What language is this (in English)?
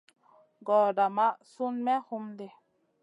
Masana